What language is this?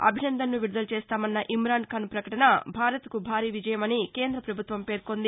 Telugu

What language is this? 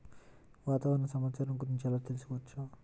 Telugu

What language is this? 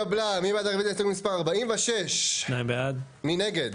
Hebrew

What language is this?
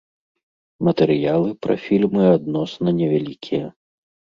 Belarusian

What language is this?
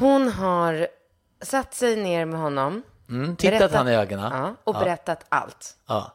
Swedish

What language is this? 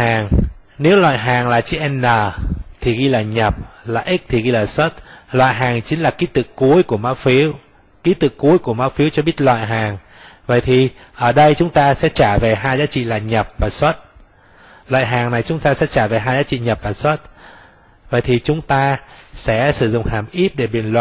Vietnamese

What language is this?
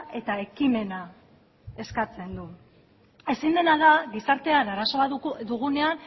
Basque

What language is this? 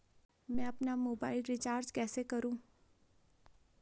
Hindi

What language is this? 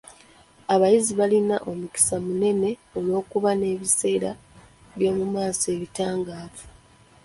Ganda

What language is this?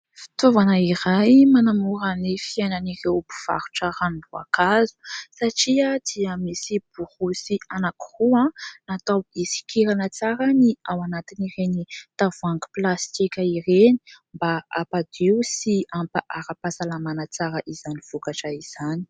Malagasy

